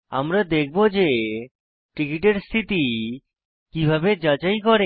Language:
Bangla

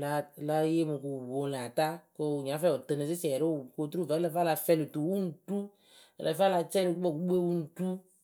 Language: Akebu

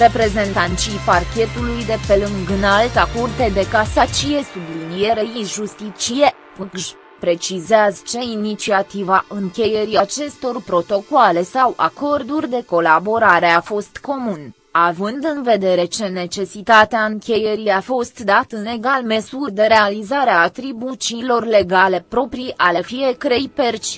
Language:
Romanian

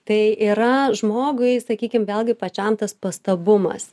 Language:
Lithuanian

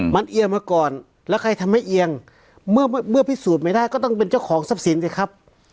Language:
Thai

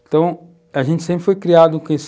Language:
Portuguese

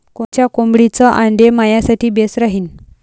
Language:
Marathi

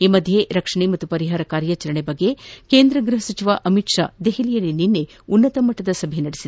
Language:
Kannada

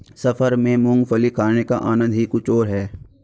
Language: Hindi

